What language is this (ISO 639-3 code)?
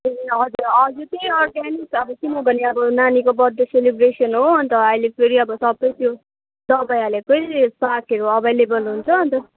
nep